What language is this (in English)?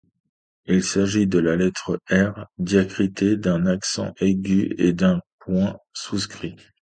French